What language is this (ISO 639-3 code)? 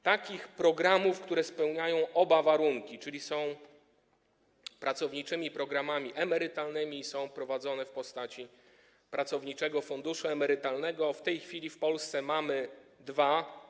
pol